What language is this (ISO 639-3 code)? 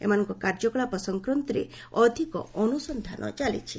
ori